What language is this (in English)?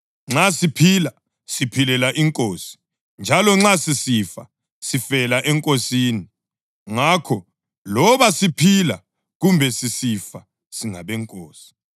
North Ndebele